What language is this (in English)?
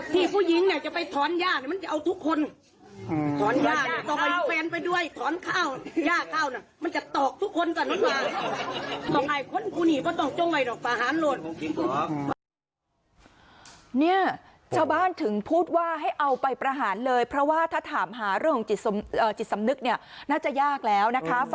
Thai